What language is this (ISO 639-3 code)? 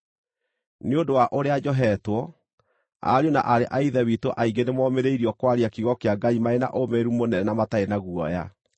kik